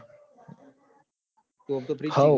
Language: Gujarati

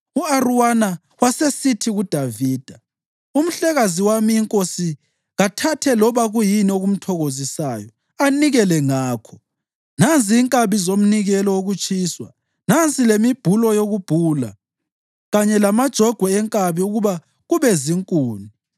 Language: North Ndebele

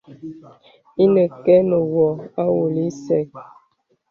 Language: Bebele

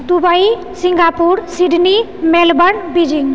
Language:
Maithili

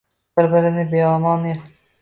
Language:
Uzbek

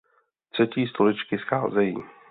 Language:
Czech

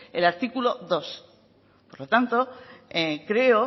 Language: Spanish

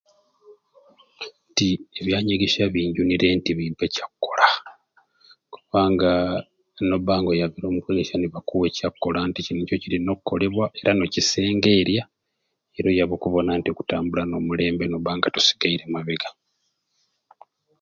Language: Ruuli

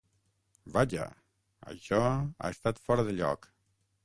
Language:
Catalan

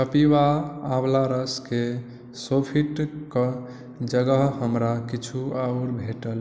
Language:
Maithili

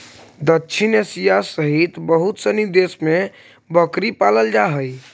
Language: Magahi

